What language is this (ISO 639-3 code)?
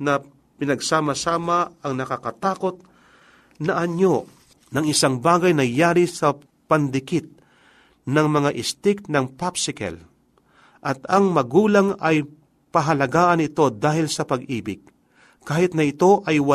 fil